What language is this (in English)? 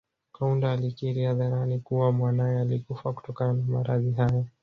Swahili